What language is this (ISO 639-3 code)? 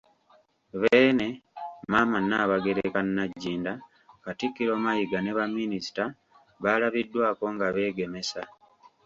lug